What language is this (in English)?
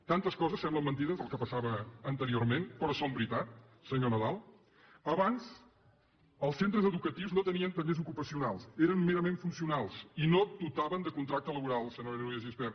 Catalan